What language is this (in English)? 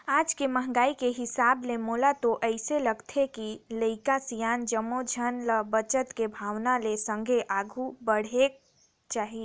Chhattisgarhi